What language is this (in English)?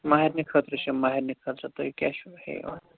Kashmiri